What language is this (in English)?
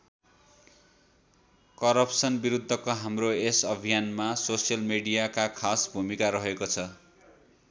Nepali